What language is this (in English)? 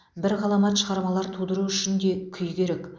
Kazakh